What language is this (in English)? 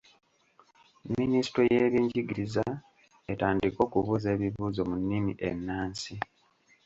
Ganda